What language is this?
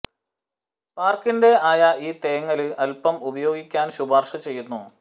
Malayalam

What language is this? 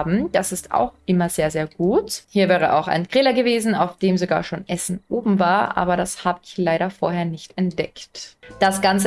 German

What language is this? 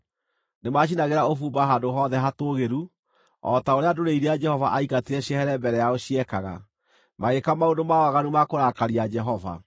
Kikuyu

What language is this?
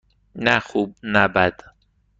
Persian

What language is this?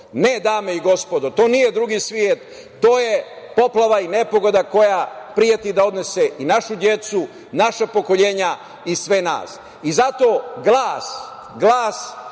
Serbian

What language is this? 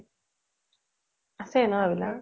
Assamese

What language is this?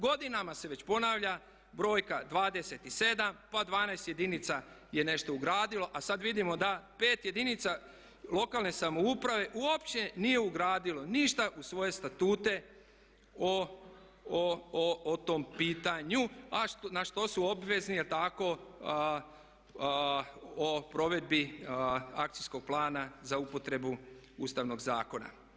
Croatian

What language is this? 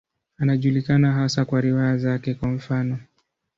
Swahili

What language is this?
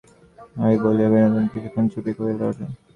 Bangla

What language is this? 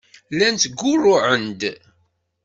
Kabyle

